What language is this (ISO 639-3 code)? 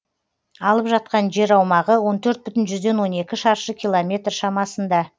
kaz